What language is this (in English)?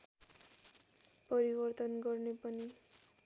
Nepali